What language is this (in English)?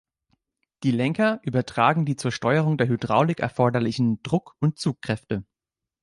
German